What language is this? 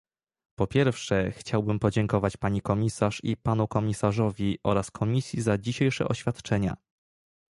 Polish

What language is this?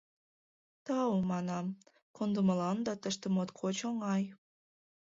Mari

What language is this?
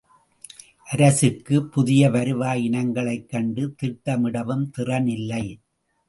Tamil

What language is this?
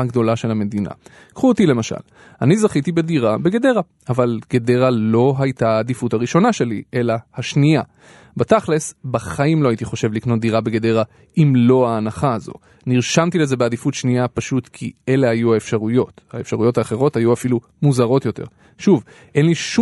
Hebrew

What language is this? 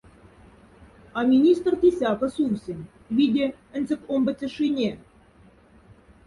Moksha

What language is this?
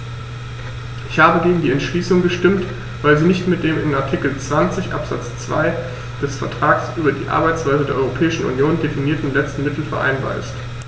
German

